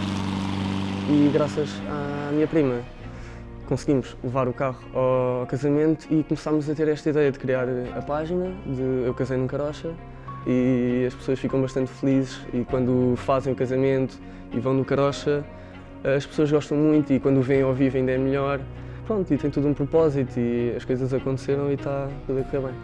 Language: Portuguese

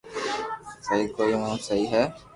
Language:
Loarki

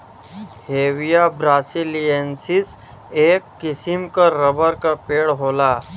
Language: Bhojpuri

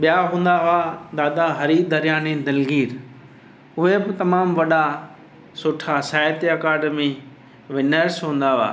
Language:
Sindhi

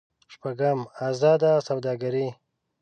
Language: Pashto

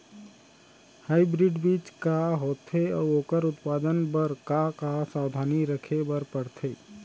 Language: Chhattisgarhi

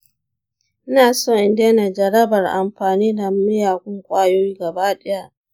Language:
Hausa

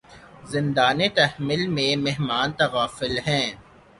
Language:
Urdu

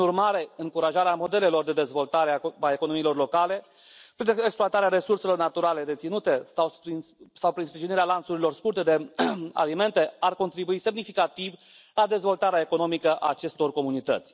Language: Romanian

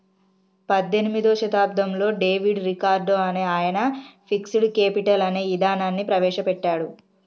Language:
Telugu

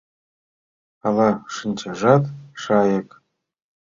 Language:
Mari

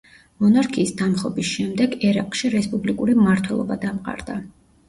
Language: Georgian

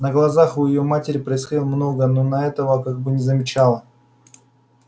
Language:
Russian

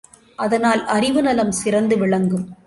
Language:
Tamil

